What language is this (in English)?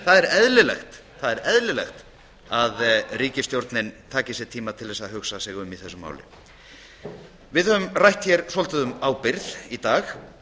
Icelandic